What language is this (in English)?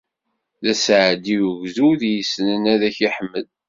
Kabyle